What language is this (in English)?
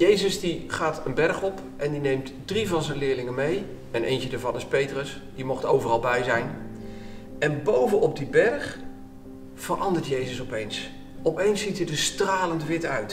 Dutch